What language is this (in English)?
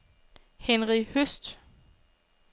Danish